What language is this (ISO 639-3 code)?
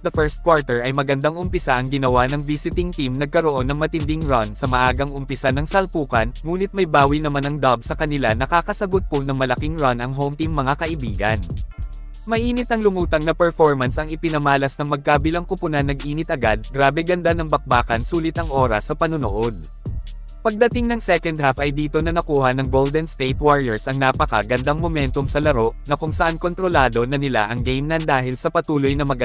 fil